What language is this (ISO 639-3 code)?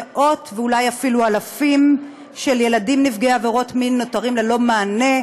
heb